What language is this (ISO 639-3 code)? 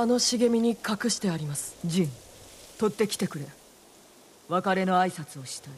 jpn